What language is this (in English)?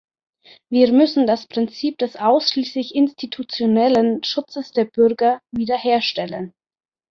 German